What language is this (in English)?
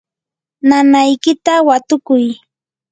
Yanahuanca Pasco Quechua